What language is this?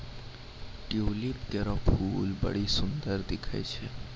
Maithili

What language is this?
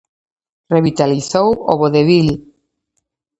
Galician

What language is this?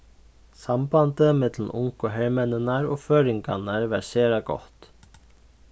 Faroese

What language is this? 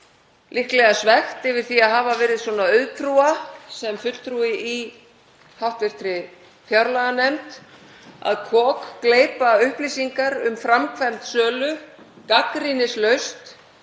Icelandic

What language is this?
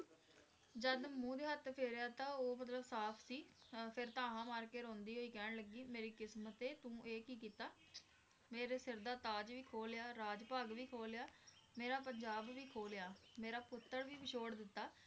Punjabi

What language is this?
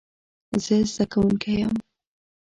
Pashto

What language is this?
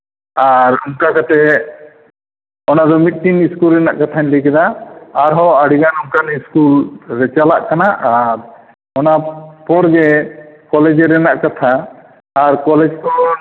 Santali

